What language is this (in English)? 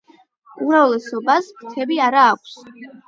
Georgian